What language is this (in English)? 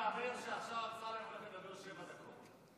Hebrew